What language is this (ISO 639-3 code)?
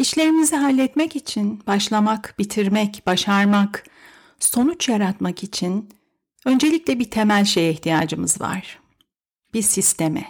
tur